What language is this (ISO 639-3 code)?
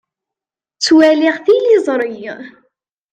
kab